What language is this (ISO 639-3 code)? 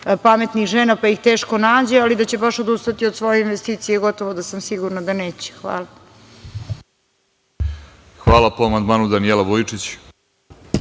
srp